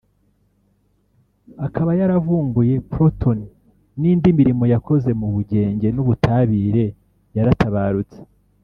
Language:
Kinyarwanda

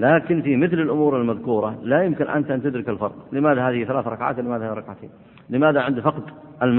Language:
Arabic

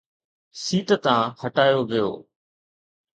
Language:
Sindhi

